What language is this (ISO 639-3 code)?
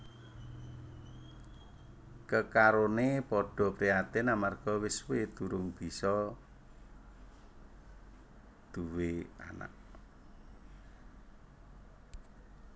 jav